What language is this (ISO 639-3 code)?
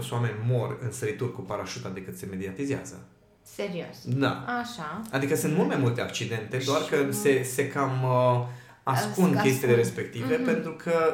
ron